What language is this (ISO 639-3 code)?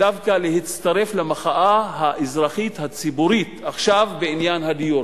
heb